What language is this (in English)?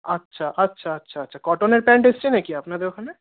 Bangla